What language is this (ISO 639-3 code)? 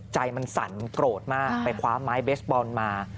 tha